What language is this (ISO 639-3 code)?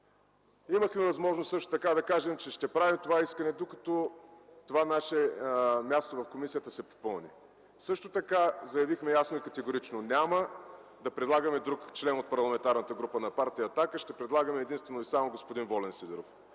bul